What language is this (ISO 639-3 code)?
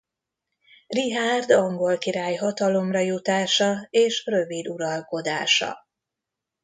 hun